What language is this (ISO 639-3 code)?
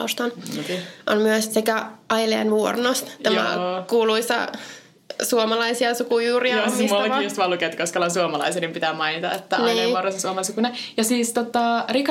fin